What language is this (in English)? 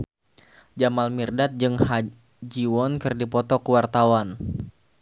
Sundanese